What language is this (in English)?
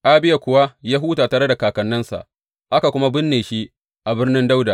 Hausa